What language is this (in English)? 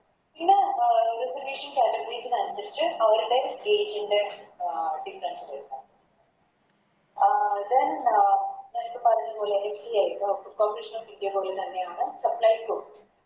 Malayalam